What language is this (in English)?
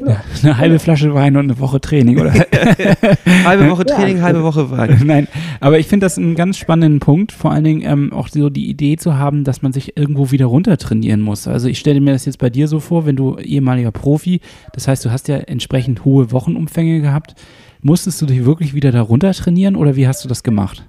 German